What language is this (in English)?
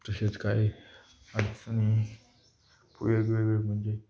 Marathi